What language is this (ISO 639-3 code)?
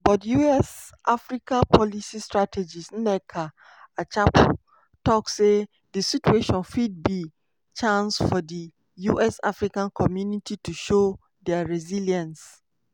pcm